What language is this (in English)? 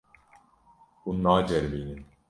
Kurdish